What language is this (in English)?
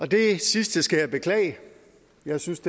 Danish